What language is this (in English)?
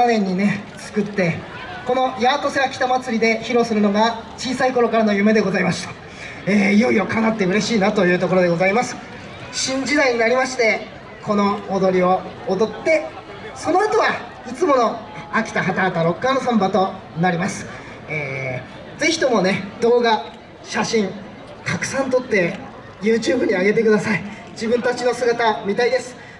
Japanese